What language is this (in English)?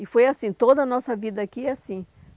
Portuguese